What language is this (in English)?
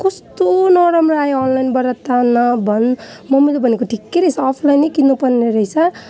Nepali